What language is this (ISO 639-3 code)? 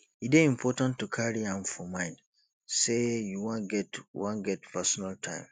pcm